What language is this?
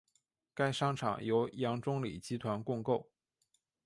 Chinese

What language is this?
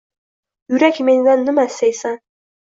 Uzbek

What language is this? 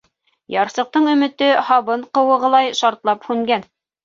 Bashkir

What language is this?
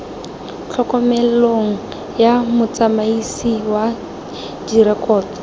Tswana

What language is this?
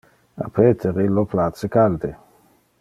Interlingua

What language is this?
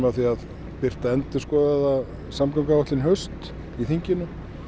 Icelandic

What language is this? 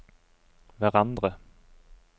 Norwegian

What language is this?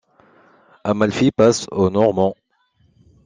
French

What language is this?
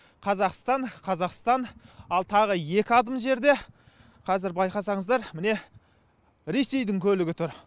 Kazakh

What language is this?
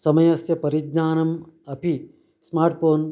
Sanskrit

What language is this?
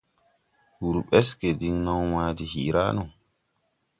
Tupuri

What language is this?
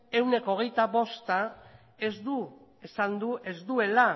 Basque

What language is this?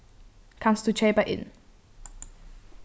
Faroese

